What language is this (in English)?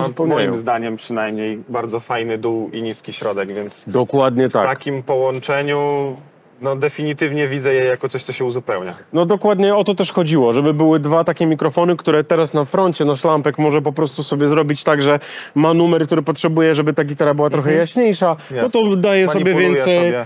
Polish